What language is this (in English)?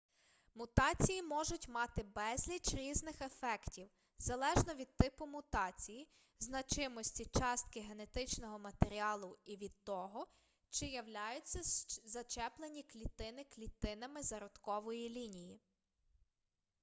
Ukrainian